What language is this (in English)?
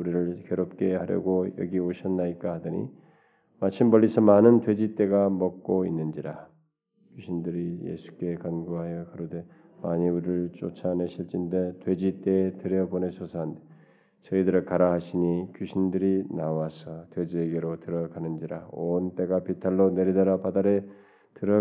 Korean